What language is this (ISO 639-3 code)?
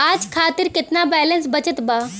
bho